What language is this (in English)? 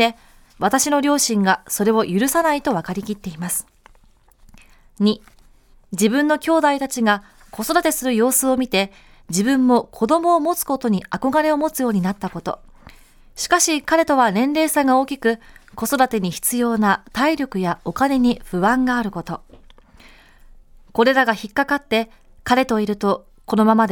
Japanese